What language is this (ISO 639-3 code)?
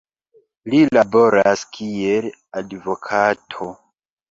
epo